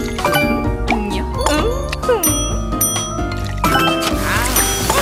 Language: Korean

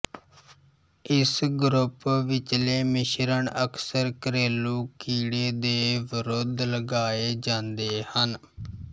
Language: Punjabi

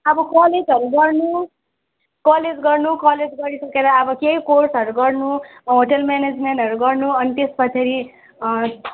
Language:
Nepali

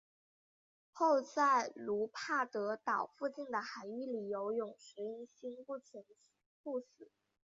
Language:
Chinese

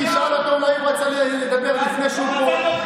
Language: Hebrew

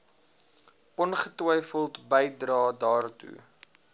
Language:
Afrikaans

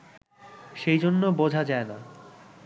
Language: Bangla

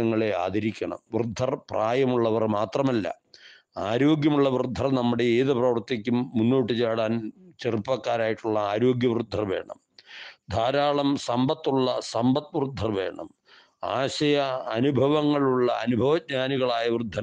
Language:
Turkish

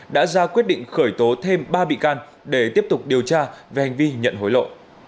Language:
Vietnamese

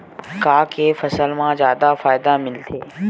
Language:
Chhattisgarhi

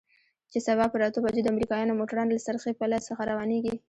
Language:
Pashto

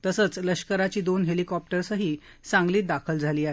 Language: Marathi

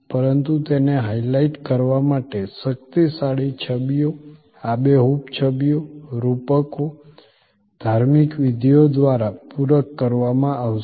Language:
Gujarati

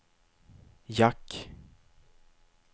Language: Swedish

